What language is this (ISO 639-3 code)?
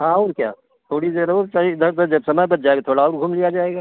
hin